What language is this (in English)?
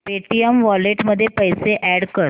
Marathi